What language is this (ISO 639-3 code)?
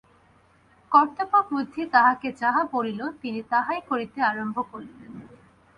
ben